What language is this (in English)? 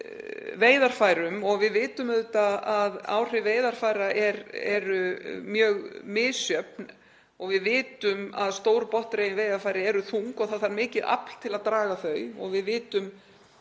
Icelandic